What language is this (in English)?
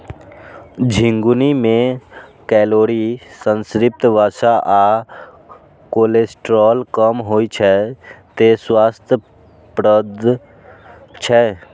Maithili